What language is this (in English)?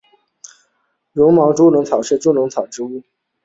Chinese